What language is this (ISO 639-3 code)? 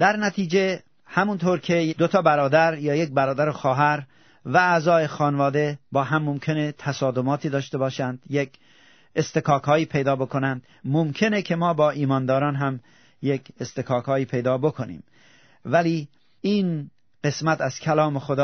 fas